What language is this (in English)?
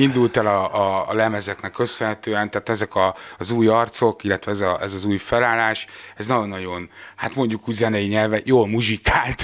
Hungarian